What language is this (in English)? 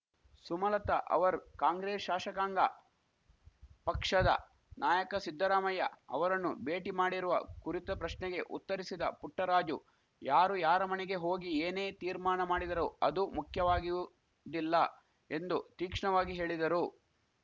Kannada